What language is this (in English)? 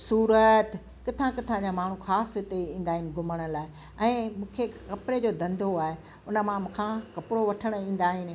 Sindhi